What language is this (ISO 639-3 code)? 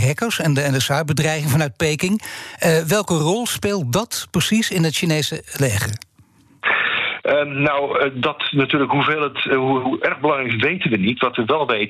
nld